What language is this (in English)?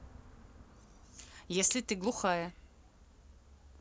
Russian